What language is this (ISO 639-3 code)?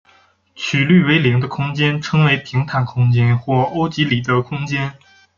zho